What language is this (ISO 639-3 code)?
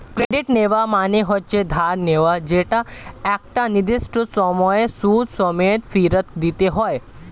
ben